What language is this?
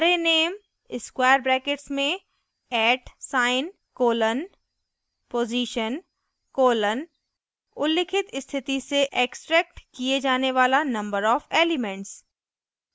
Hindi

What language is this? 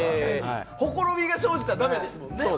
Japanese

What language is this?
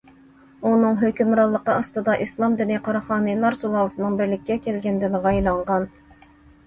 Uyghur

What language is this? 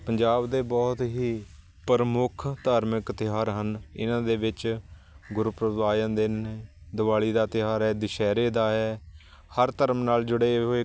Punjabi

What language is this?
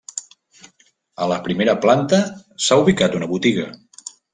Catalan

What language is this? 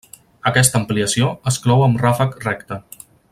Catalan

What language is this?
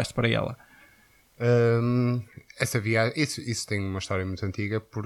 Portuguese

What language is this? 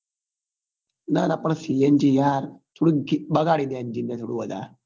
Gujarati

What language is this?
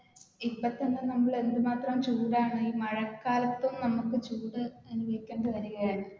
Malayalam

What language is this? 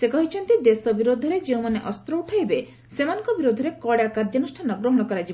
Odia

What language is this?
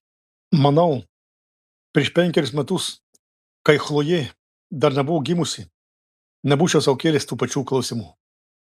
Lithuanian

